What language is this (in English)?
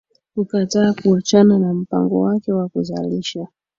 Swahili